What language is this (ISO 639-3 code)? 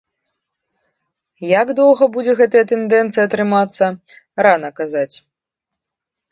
bel